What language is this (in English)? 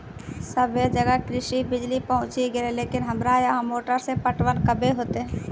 Maithili